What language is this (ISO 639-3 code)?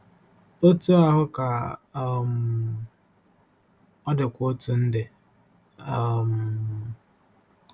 ibo